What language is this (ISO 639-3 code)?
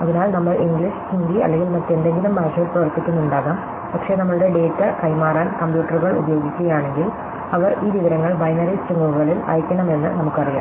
mal